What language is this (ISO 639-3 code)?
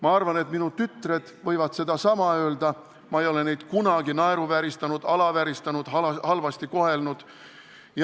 est